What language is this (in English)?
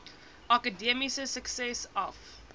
Afrikaans